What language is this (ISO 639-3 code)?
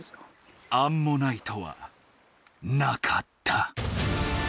jpn